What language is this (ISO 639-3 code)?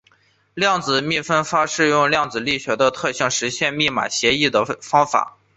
zho